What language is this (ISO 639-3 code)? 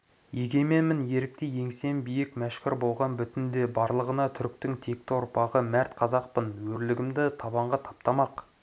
kaz